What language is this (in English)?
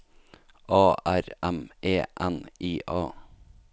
Norwegian